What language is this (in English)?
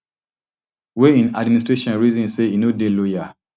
Nigerian Pidgin